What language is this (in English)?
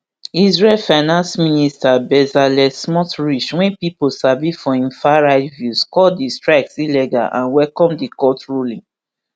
Nigerian Pidgin